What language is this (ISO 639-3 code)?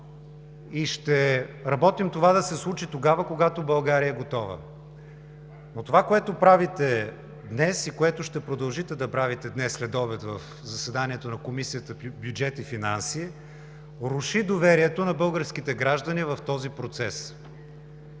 bul